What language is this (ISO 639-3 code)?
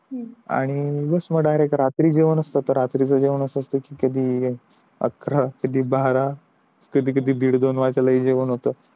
mar